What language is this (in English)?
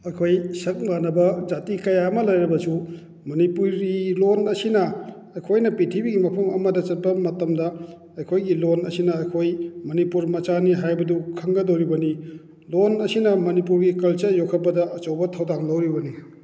Manipuri